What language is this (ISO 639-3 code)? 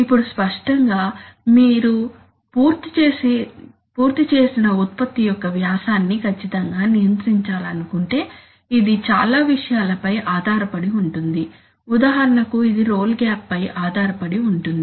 tel